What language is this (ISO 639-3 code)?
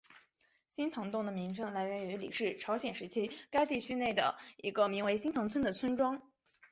zho